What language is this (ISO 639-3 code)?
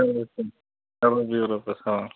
kas